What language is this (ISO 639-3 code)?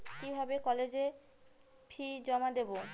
ben